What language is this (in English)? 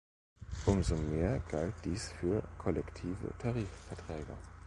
German